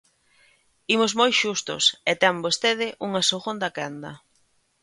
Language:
Galician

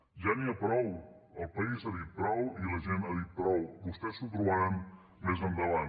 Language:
Catalan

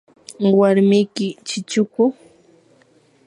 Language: Yanahuanca Pasco Quechua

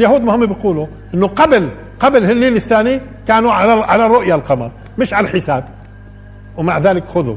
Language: Arabic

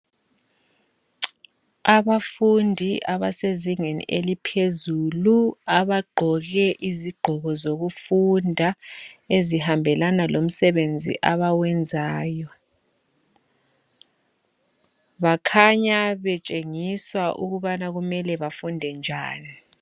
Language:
North Ndebele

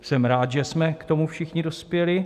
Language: Czech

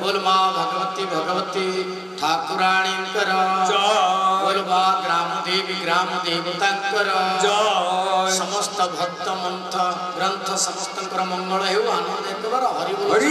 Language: Hindi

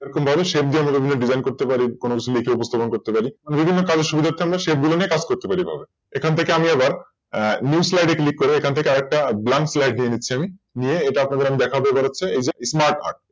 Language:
Bangla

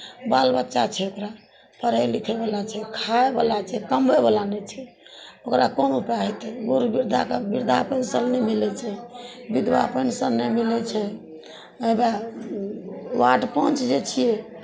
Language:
Maithili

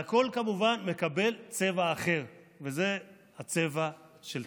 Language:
Hebrew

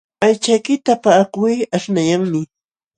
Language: Jauja Wanca Quechua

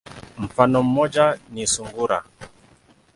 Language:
Swahili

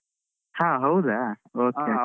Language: Kannada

